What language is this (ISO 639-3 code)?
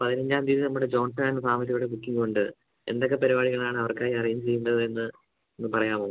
mal